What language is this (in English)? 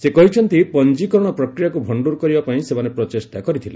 Odia